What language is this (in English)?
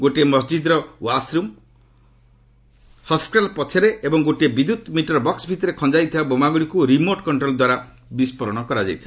Odia